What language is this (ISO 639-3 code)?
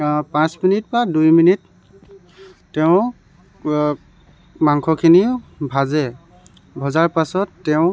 asm